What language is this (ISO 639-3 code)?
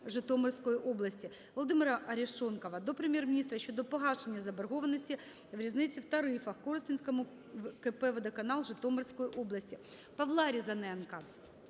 ukr